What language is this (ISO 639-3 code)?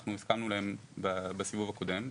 heb